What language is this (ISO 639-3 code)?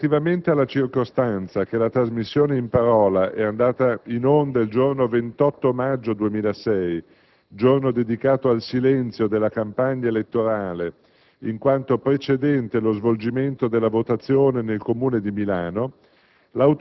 ita